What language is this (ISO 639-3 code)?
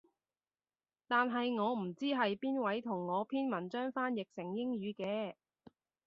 yue